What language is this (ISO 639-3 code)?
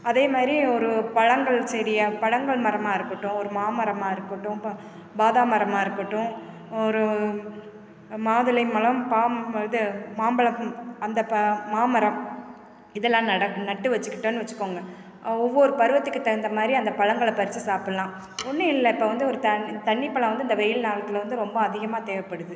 tam